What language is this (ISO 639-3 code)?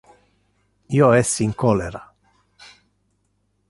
ina